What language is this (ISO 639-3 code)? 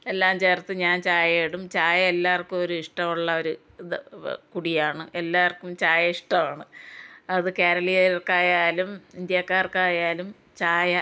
mal